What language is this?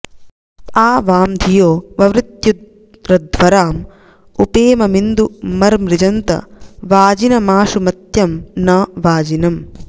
Sanskrit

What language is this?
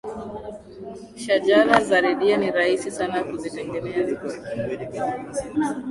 Swahili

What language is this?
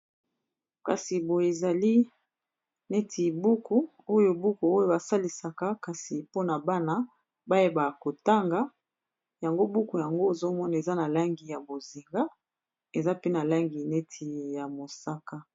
Lingala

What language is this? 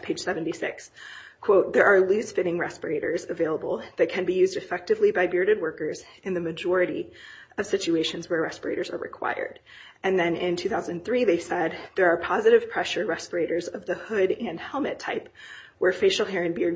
English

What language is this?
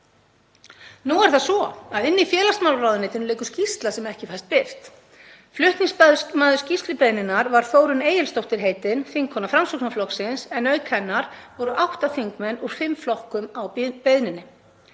Icelandic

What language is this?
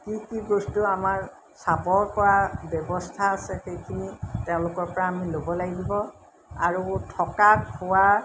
Assamese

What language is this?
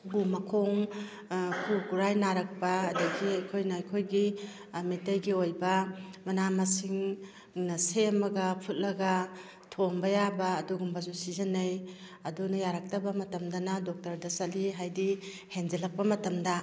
Manipuri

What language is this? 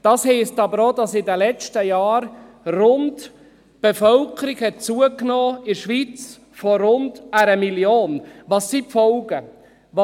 Swiss German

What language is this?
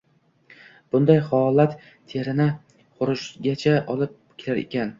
Uzbek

